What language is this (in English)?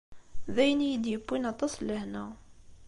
Kabyle